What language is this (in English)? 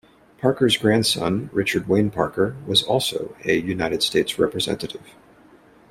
English